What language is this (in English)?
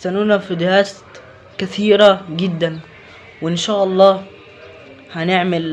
Arabic